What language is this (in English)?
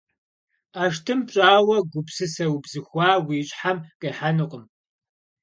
Kabardian